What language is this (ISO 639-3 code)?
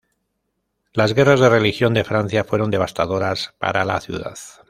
spa